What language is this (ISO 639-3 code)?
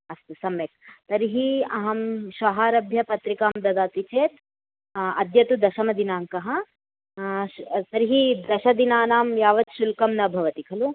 san